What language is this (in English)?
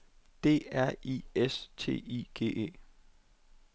Danish